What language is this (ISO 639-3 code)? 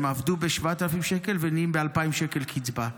heb